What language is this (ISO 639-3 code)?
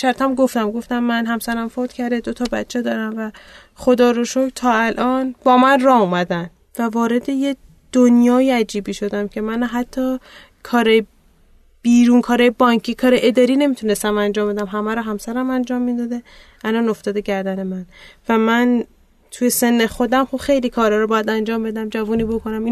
fas